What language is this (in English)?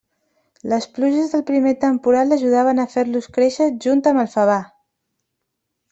Catalan